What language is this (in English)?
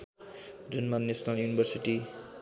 Nepali